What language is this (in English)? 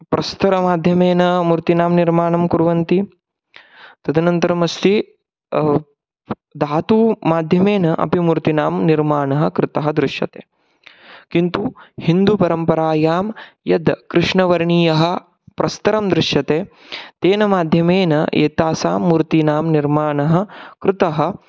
Sanskrit